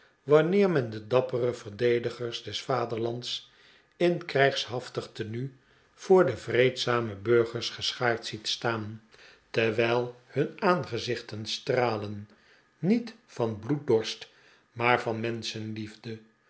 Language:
Dutch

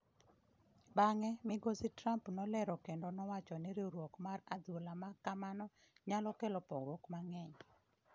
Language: Luo (Kenya and Tanzania)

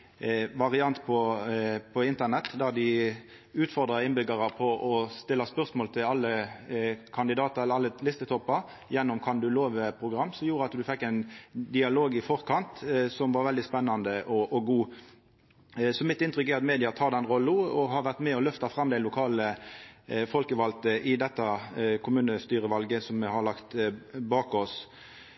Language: Norwegian Nynorsk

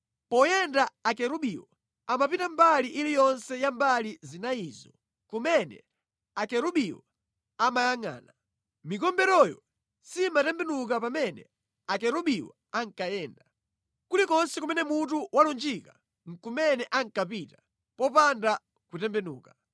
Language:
Nyanja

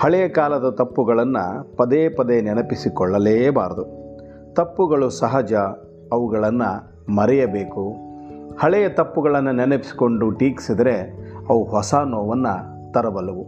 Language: Kannada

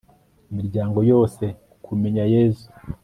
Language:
Kinyarwanda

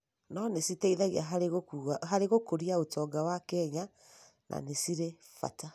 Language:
Kikuyu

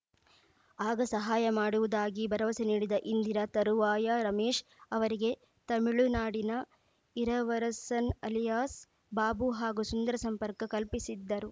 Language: Kannada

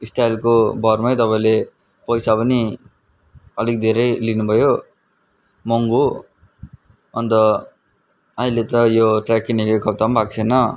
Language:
Nepali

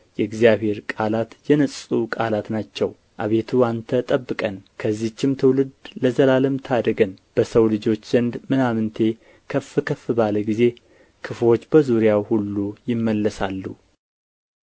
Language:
Amharic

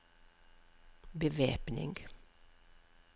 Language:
Norwegian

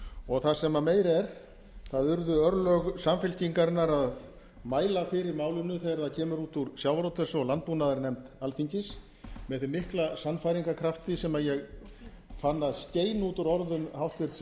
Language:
Icelandic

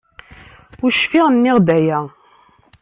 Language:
Kabyle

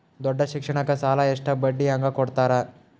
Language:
Kannada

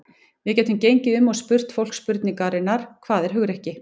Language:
Icelandic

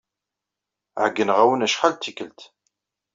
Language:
Kabyle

